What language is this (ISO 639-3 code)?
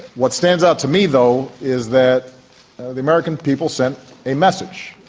eng